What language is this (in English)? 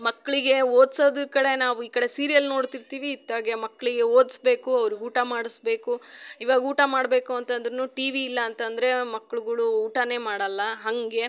Kannada